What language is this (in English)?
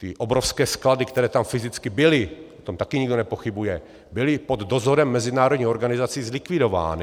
Czech